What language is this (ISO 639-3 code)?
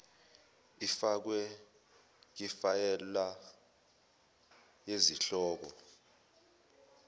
zul